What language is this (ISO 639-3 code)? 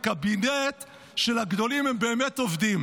heb